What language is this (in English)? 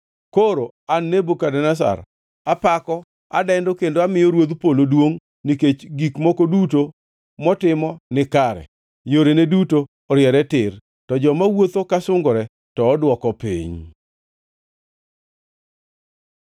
Luo (Kenya and Tanzania)